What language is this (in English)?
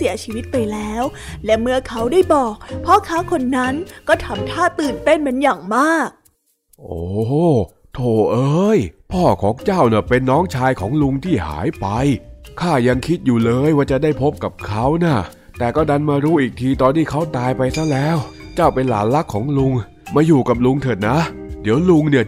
Thai